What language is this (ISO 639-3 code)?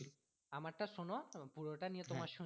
ben